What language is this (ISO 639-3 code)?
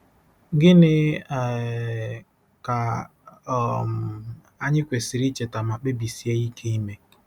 ibo